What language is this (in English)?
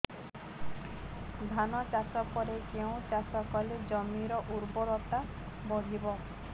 Odia